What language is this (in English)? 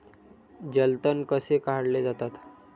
Marathi